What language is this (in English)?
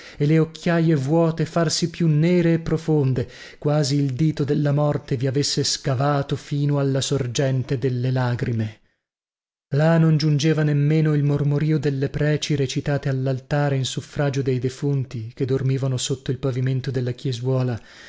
Italian